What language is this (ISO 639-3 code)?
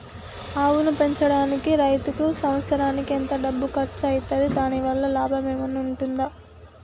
tel